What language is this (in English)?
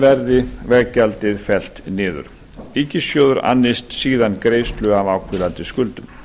Icelandic